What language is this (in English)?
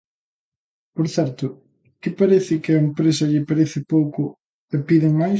Galician